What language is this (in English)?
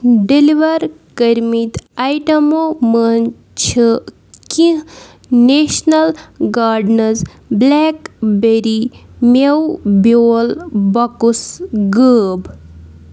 Kashmiri